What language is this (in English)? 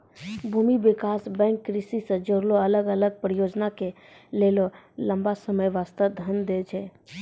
Maithili